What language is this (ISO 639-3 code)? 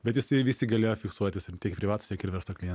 lit